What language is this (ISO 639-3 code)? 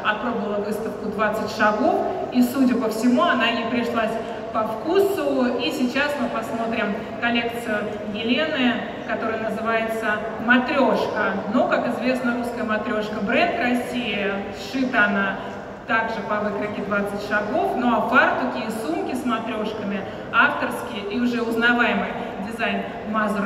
rus